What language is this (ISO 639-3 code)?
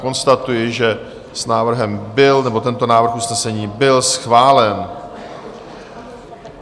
ces